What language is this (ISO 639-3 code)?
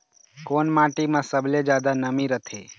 hne